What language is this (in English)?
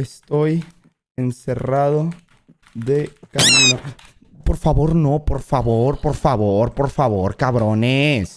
Spanish